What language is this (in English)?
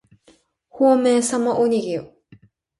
Japanese